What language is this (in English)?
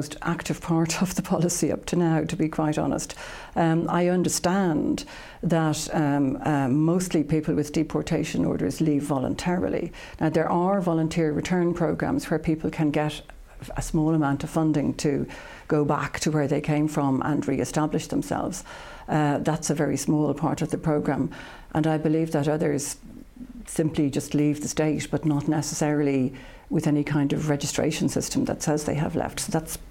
English